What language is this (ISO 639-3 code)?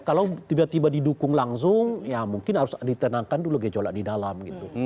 ind